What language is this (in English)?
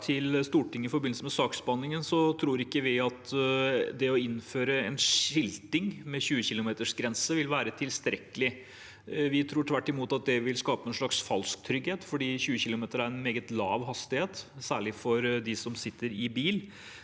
Norwegian